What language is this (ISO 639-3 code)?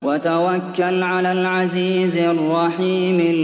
ara